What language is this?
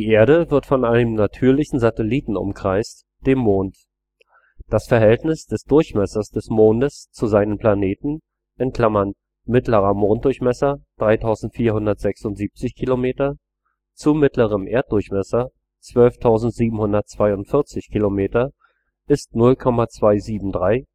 German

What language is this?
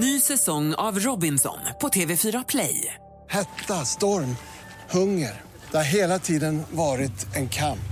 Swedish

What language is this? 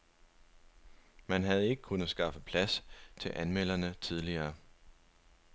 Danish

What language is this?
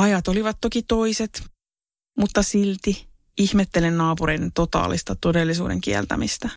Finnish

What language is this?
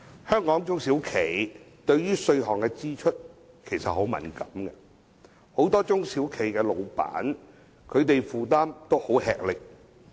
Cantonese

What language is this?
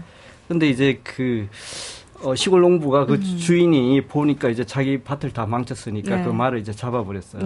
Korean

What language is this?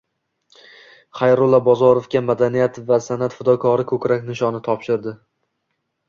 Uzbek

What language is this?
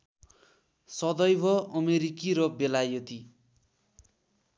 Nepali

